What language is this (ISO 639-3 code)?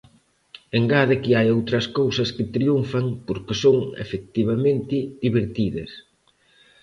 glg